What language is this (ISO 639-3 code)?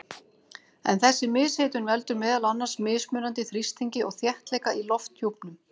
isl